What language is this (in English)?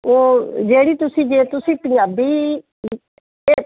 Punjabi